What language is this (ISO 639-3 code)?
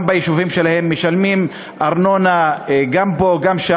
heb